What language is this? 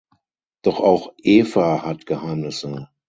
German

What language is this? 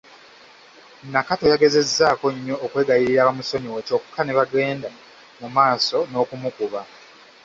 Ganda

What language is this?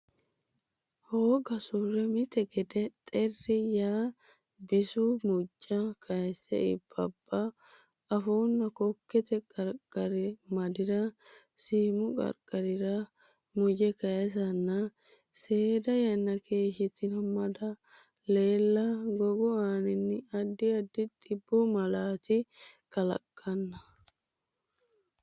Sidamo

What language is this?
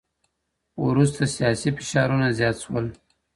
Pashto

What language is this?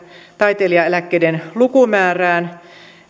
Finnish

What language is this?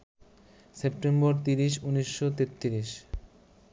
Bangla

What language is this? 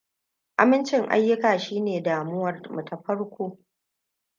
Hausa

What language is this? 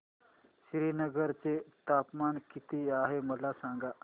Marathi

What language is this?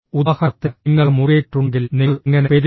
Malayalam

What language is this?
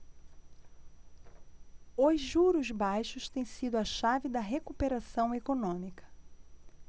Portuguese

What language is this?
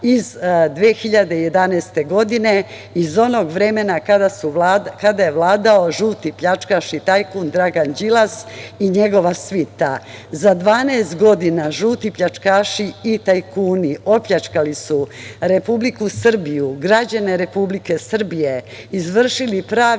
Serbian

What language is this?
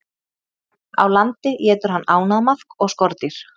Icelandic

